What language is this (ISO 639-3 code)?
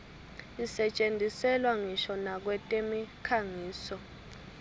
ssw